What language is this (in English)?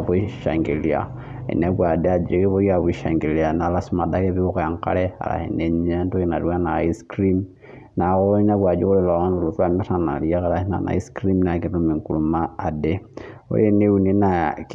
Masai